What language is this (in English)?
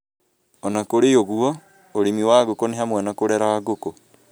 Kikuyu